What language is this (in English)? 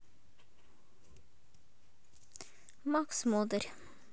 Russian